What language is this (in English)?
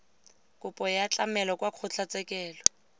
Tswana